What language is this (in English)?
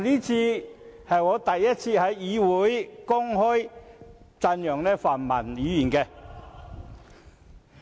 Cantonese